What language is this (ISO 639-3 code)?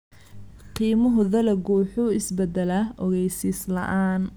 som